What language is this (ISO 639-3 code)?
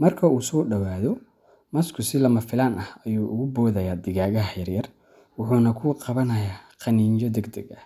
som